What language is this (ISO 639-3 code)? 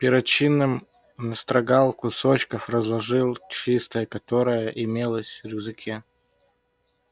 rus